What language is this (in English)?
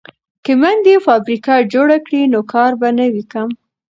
Pashto